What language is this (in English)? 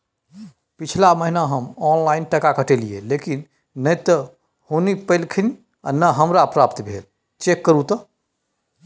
Maithili